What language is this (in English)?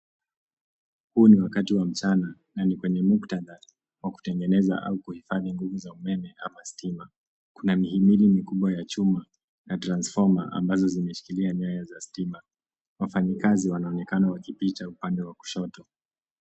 Swahili